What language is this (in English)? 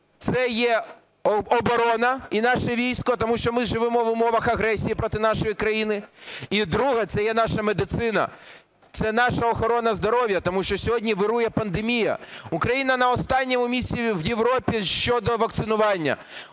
Ukrainian